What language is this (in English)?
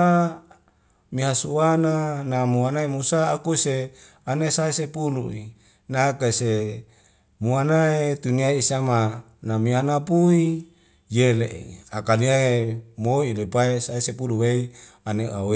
Wemale